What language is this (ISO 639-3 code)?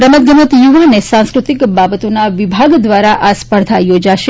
guj